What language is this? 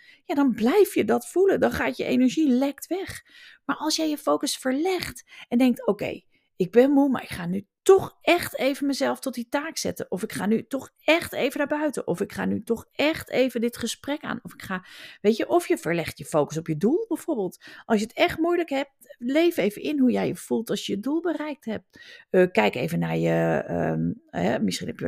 Dutch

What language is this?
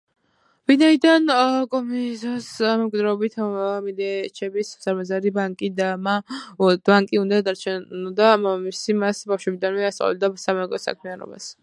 Georgian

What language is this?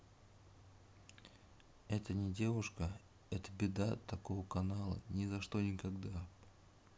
Russian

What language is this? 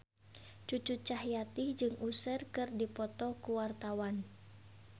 Sundanese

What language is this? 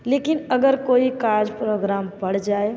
Hindi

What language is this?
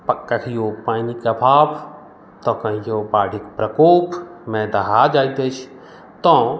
Maithili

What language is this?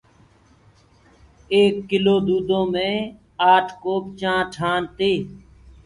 Gurgula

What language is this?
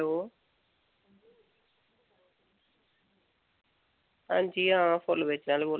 Dogri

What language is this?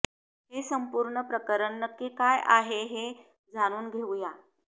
Marathi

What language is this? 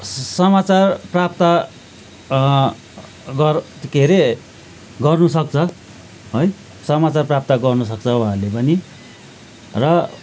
Nepali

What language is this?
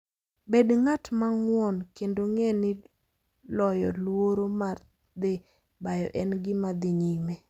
Luo (Kenya and Tanzania)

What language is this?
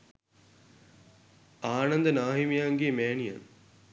Sinhala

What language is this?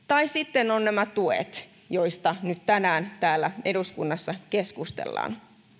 Finnish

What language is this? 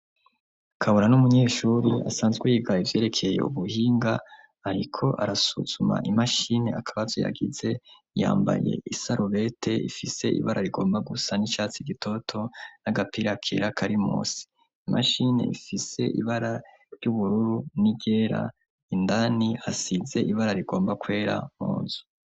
Rundi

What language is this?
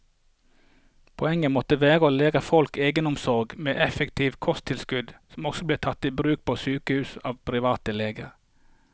Norwegian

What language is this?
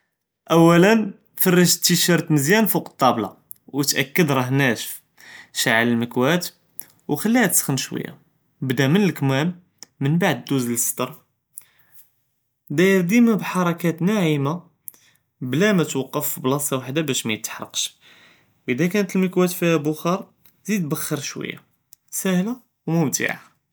Judeo-Arabic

